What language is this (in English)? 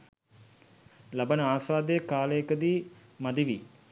Sinhala